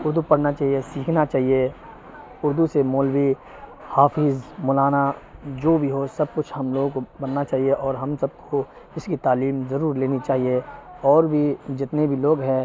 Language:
Urdu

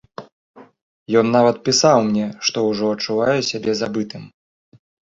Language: Belarusian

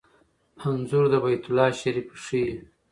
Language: Pashto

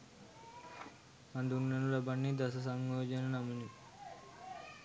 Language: Sinhala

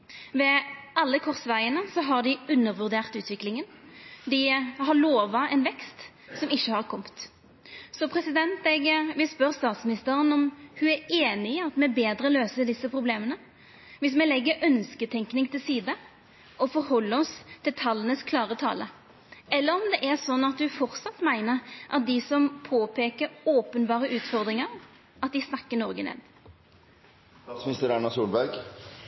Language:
Norwegian Nynorsk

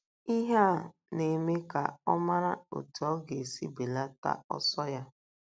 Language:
Igbo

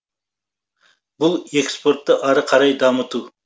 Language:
Kazakh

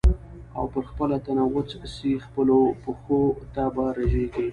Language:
Pashto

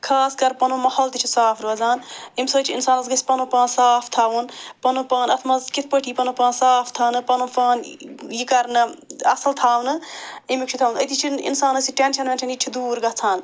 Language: Kashmiri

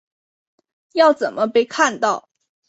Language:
Chinese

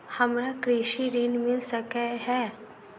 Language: Maithili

